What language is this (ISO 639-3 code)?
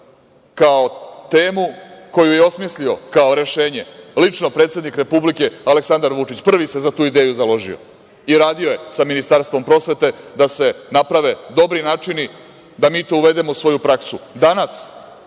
srp